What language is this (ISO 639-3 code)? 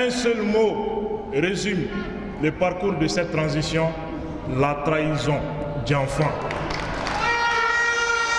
fra